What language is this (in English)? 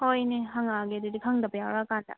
Manipuri